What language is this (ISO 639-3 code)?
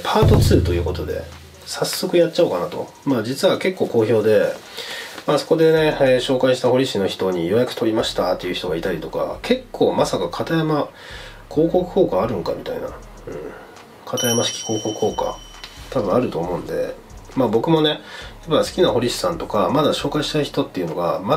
jpn